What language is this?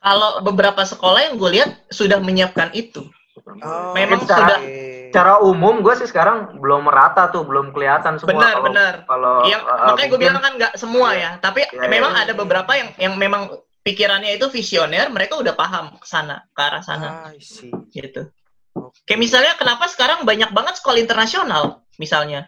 Indonesian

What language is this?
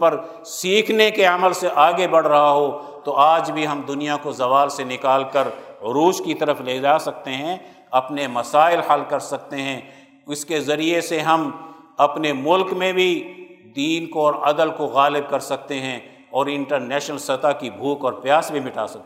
Urdu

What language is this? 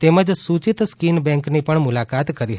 Gujarati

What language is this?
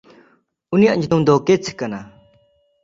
Santali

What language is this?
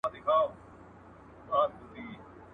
Pashto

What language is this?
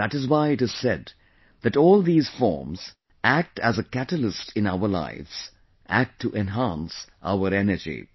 English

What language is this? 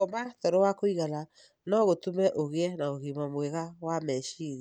Kikuyu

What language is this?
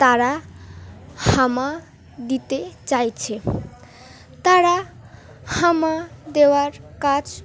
Bangla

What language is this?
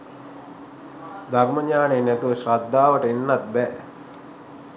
Sinhala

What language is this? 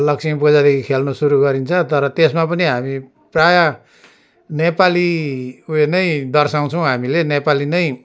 Nepali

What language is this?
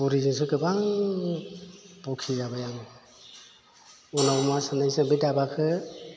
Bodo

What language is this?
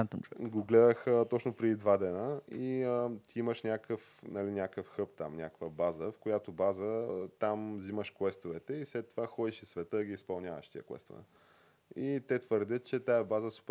Bulgarian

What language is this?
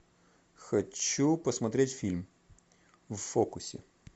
Russian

